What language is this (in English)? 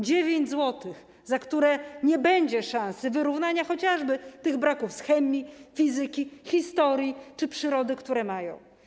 Polish